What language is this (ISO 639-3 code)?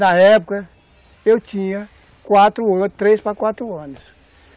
por